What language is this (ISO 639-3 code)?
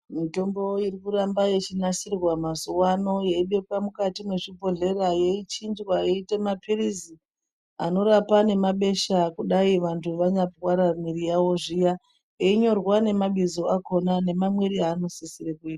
ndc